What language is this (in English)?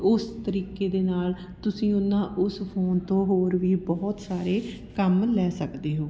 Punjabi